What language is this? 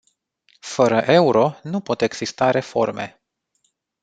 Romanian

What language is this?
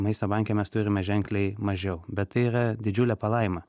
Lithuanian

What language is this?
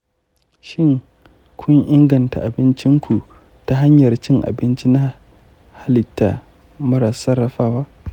Hausa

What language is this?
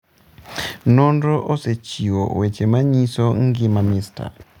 Luo (Kenya and Tanzania)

